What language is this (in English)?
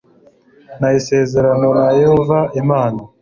Kinyarwanda